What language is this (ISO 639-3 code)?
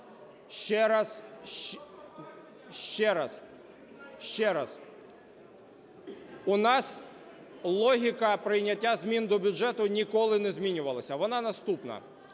ukr